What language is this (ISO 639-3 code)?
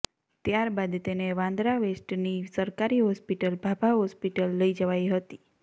guj